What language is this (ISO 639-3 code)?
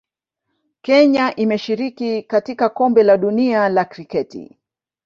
swa